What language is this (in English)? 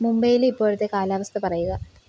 Malayalam